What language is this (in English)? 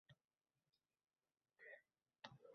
Uzbek